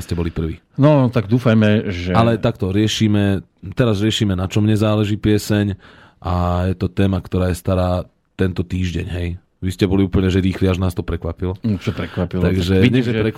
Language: Slovak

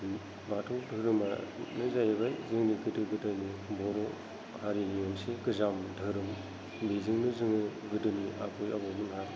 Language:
Bodo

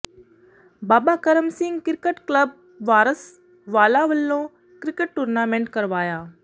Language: Punjabi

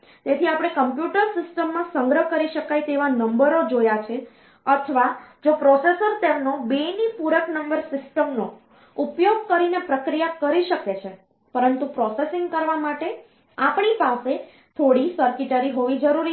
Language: Gujarati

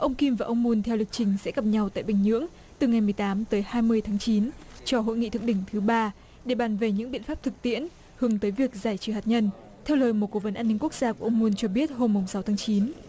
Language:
Vietnamese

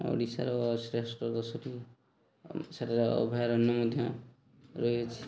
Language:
Odia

